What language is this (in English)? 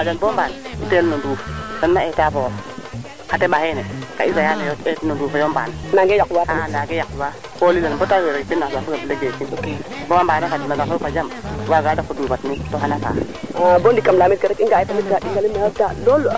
Serer